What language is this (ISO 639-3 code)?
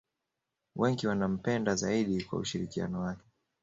swa